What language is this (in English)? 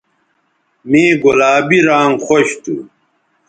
Bateri